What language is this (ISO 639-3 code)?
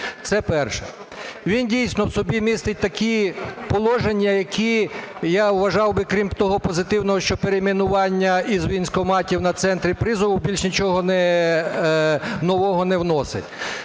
ukr